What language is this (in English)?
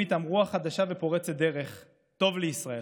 Hebrew